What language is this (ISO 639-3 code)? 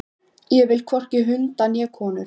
isl